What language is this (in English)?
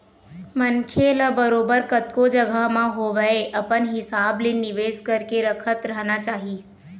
Chhattisgarhi